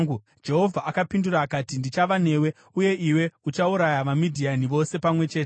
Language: Shona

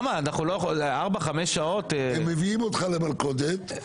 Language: Hebrew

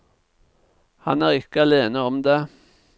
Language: Norwegian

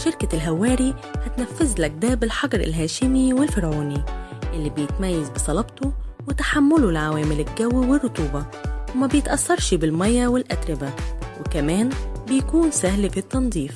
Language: Arabic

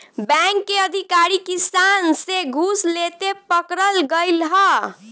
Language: Bhojpuri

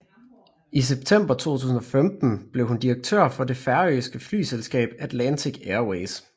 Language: Danish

